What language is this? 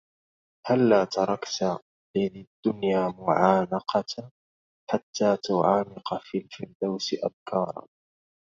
Arabic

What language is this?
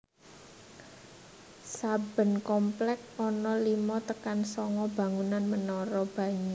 Javanese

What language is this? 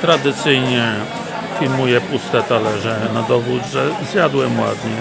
Polish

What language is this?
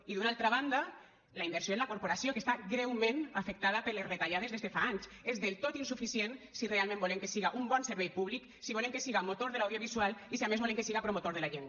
Catalan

